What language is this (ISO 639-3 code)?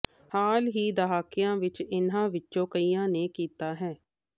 pan